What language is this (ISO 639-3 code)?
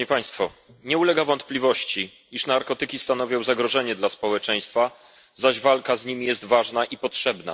pol